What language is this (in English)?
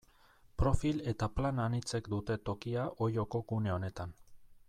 Basque